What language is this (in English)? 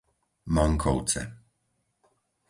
Slovak